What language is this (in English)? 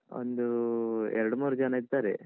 Kannada